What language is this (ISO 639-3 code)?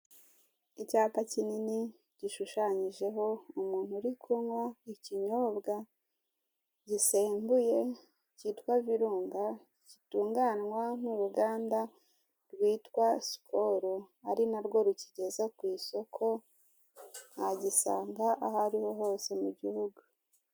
kin